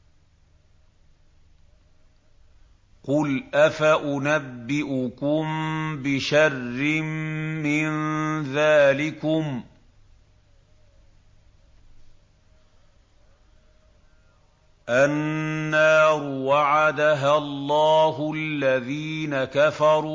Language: Arabic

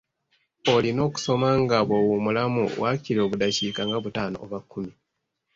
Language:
Ganda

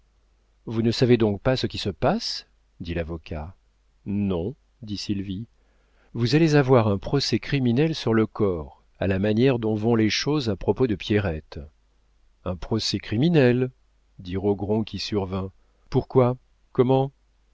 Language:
French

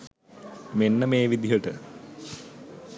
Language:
Sinhala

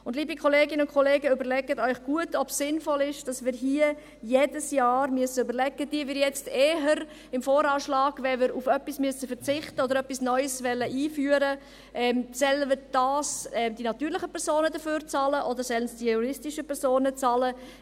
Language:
Swiss German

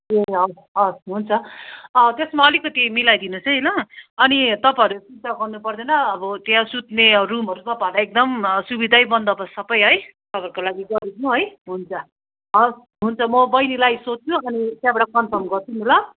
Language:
Nepali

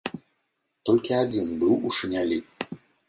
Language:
Belarusian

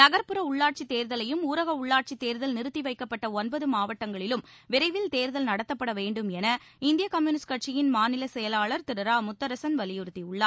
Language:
Tamil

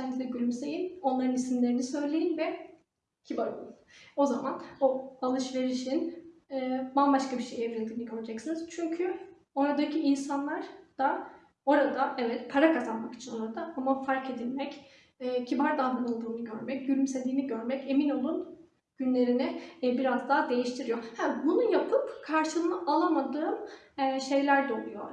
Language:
Turkish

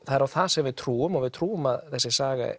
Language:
Icelandic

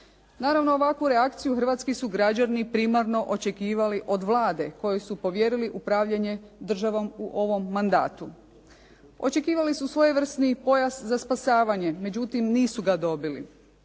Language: Croatian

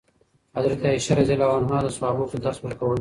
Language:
Pashto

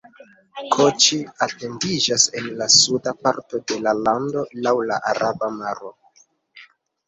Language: Esperanto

